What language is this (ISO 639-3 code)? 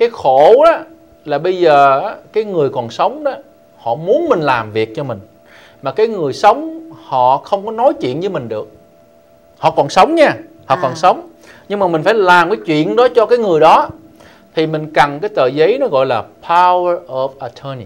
vie